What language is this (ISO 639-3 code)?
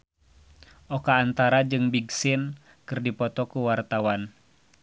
sun